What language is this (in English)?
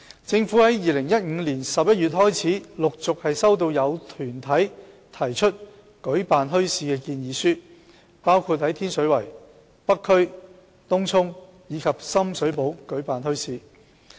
Cantonese